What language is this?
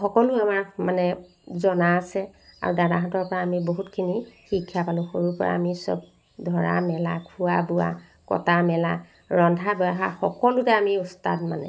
Assamese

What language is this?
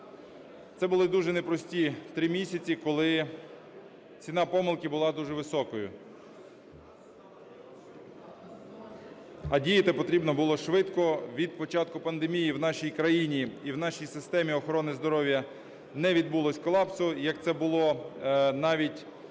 Ukrainian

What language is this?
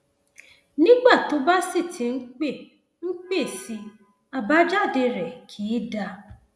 Yoruba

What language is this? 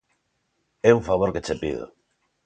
Galician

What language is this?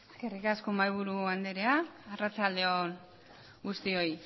Basque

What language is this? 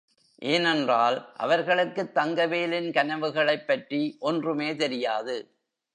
Tamil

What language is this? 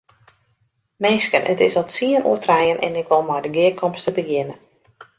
Western Frisian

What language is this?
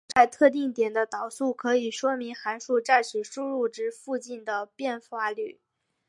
Chinese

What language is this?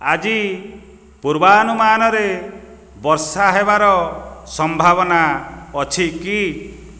Odia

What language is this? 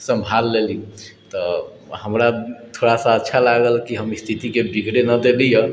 Maithili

